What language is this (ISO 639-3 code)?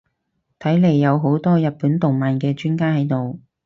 yue